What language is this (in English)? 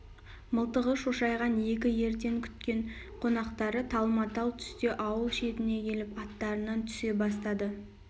Kazakh